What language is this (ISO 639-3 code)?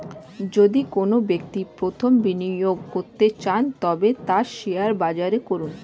ben